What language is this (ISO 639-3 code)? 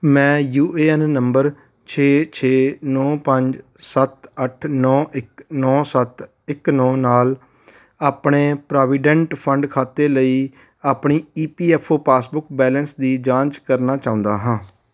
pan